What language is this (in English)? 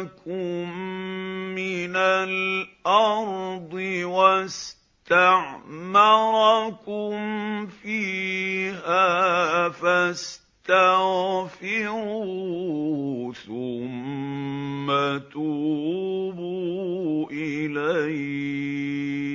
Arabic